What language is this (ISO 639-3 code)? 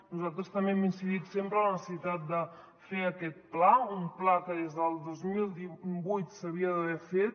cat